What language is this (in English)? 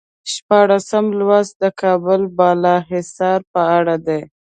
Pashto